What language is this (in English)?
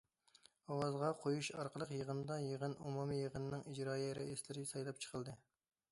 Uyghur